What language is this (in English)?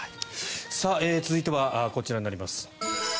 Japanese